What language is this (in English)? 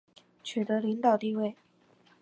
Chinese